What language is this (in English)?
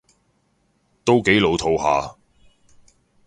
Cantonese